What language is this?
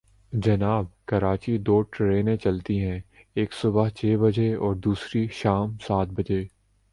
Urdu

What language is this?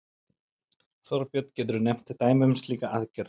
Icelandic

